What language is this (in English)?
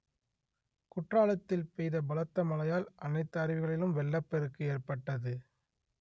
Tamil